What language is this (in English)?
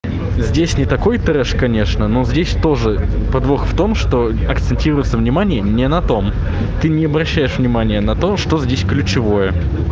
Russian